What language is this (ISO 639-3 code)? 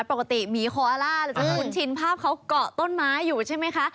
tha